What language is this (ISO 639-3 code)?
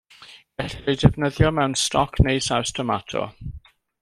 cym